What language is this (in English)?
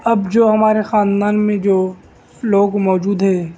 Urdu